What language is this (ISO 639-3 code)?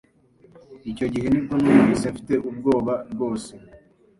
kin